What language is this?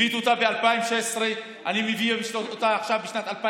Hebrew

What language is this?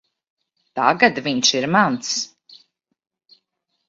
Latvian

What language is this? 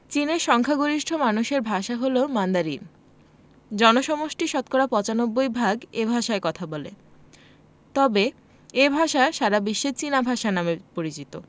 Bangla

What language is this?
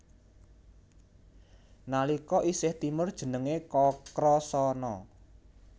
Javanese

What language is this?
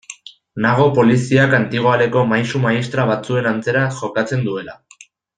Basque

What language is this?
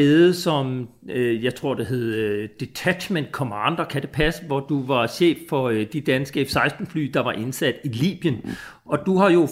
Danish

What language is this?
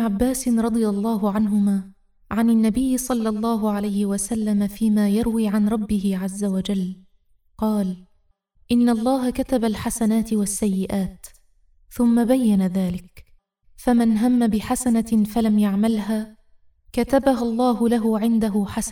Arabic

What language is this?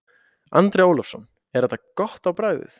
Icelandic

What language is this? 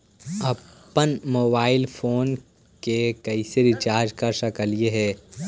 Magahi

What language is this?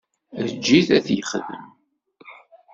Kabyle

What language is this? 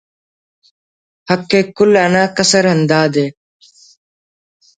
Brahui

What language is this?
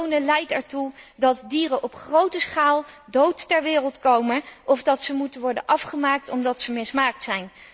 Dutch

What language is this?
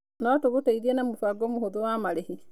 Kikuyu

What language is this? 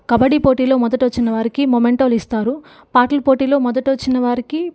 Telugu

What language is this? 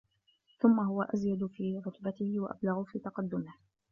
Arabic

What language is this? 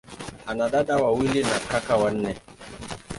Swahili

